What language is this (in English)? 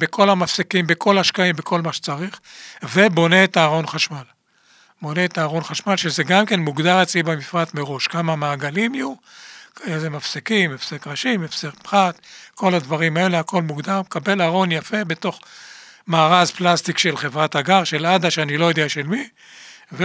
Hebrew